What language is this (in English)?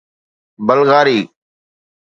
Sindhi